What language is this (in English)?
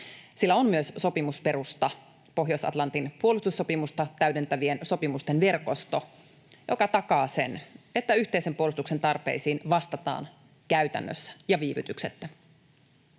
Finnish